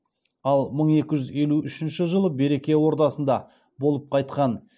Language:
Kazakh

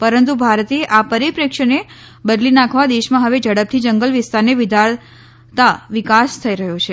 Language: Gujarati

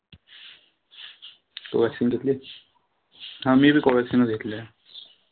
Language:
Marathi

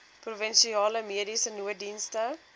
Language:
Afrikaans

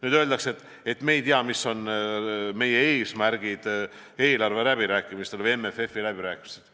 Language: Estonian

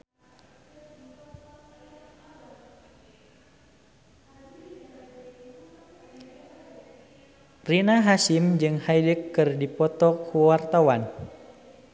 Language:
Sundanese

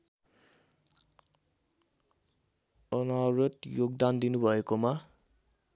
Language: Nepali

